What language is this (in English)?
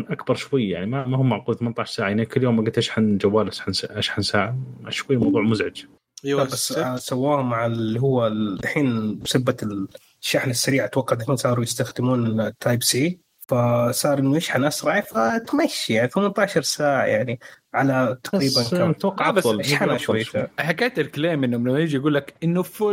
Arabic